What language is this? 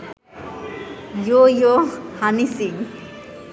Bangla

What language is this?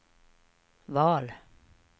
Swedish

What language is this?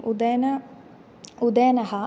Sanskrit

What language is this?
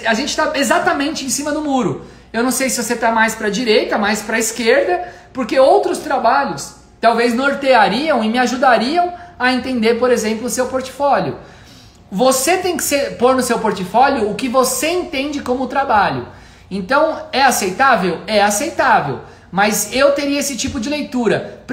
Portuguese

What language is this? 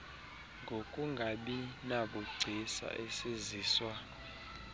Xhosa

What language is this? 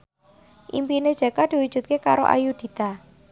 Javanese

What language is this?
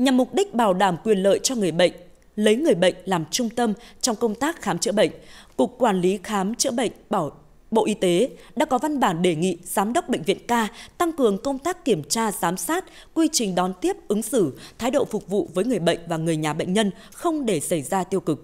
Vietnamese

